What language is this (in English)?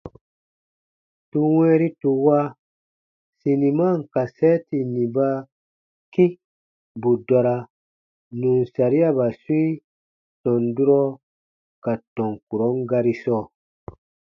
Baatonum